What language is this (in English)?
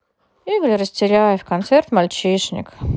Russian